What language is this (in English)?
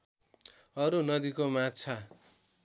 Nepali